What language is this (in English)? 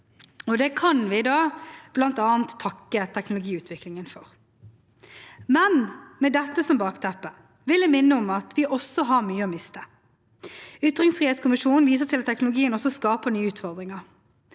Norwegian